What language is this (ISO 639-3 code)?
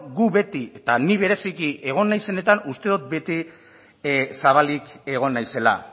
eus